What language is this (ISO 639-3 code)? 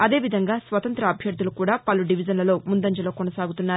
tel